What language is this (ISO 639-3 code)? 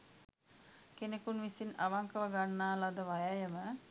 sin